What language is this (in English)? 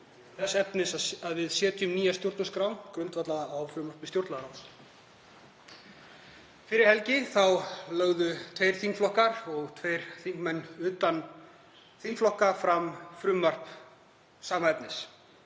Icelandic